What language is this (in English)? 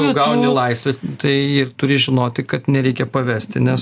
Lithuanian